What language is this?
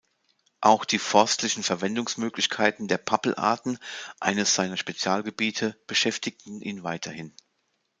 German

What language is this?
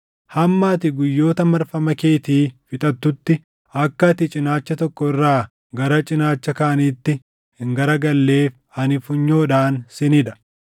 Oromo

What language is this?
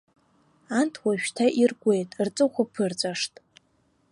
Abkhazian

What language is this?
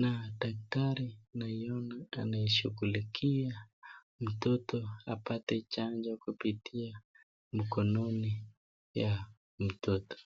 Swahili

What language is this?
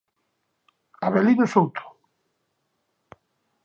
Galician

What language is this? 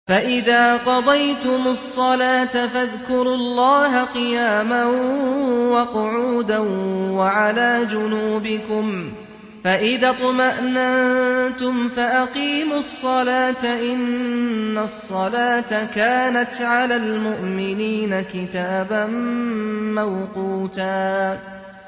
Arabic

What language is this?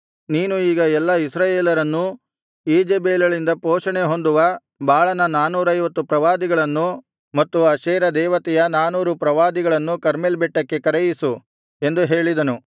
Kannada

